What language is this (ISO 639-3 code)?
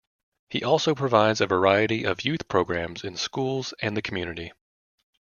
eng